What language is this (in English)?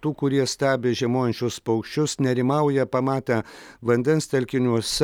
Lithuanian